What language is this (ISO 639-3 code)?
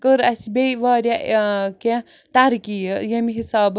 kas